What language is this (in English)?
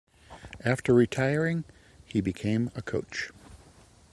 English